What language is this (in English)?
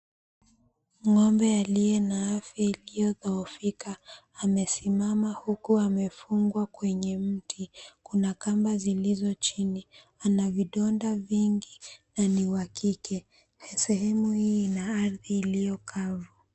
Swahili